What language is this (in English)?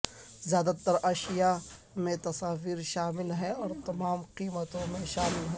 Urdu